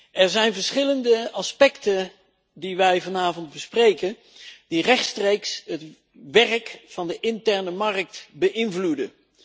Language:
Dutch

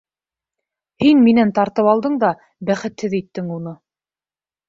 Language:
Bashkir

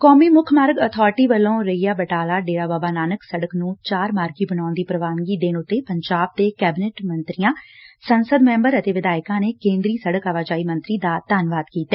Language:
Punjabi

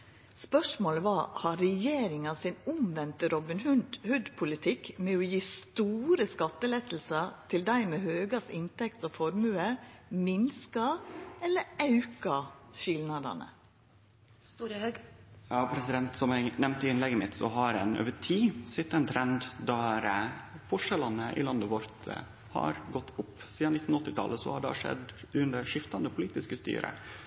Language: Norwegian Nynorsk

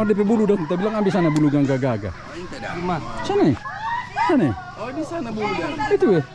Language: Indonesian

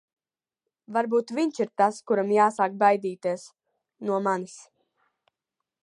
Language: Latvian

